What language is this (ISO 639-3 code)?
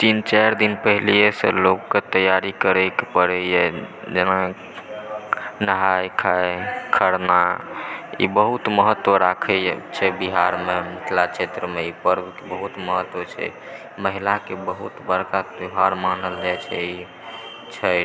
mai